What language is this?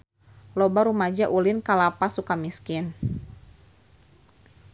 Sundanese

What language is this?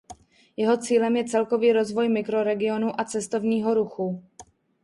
Czech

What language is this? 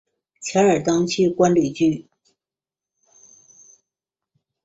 Chinese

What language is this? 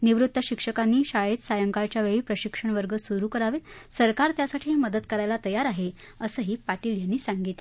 Marathi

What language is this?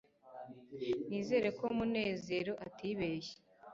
Kinyarwanda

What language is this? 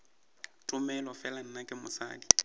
Northern Sotho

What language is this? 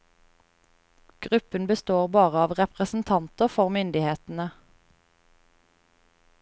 Norwegian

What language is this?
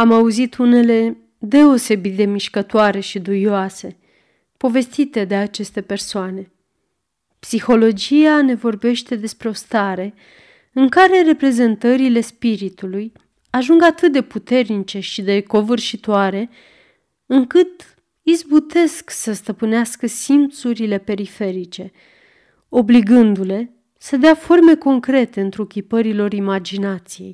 Romanian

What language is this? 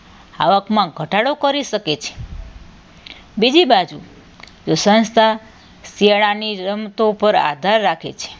Gujarati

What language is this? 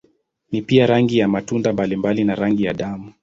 Swahili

